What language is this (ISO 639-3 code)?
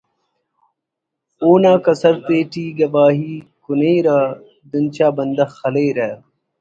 brh